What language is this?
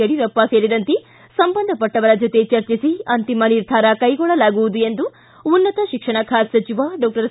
Kannada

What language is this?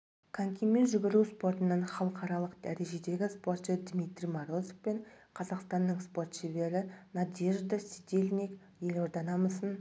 Kazakh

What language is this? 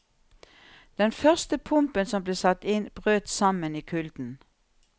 Norwegian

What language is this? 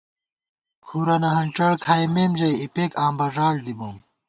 Gawar-Bati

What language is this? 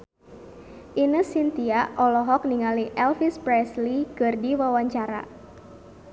Sundanese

